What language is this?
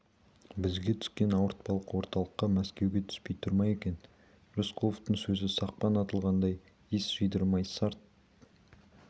Kazakh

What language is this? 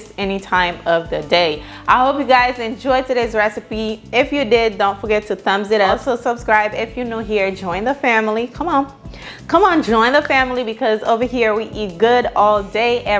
English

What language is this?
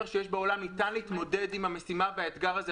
Hebrew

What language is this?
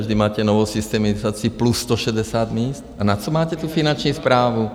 Czech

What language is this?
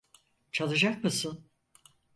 Turkish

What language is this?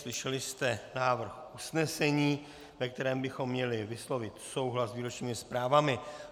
Czech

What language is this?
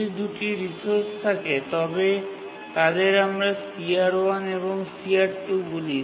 Bangla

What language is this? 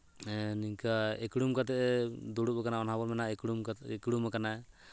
Santali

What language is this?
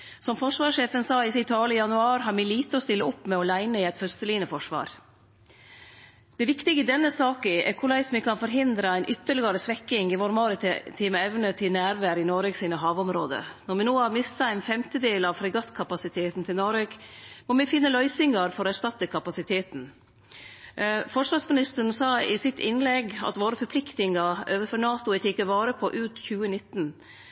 Norwegian Nynorsk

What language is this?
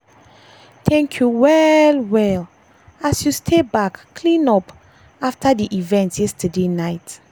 Nigerian Pidgin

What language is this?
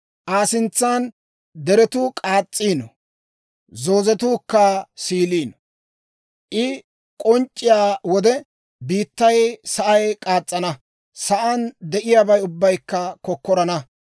Dawro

